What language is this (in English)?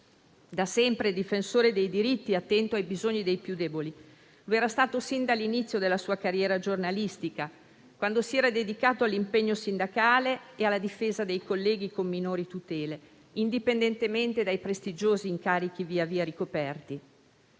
Italian